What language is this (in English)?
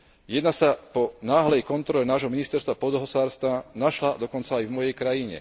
Slovak